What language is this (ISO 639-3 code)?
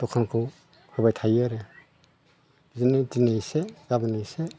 brx